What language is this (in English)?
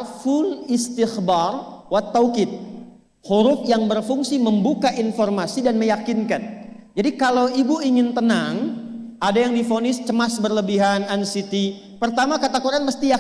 Indonesian